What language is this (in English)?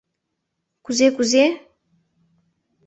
Mari